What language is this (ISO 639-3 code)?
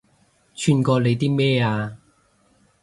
yue